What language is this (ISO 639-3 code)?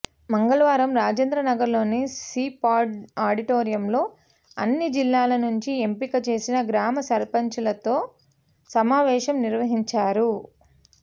tel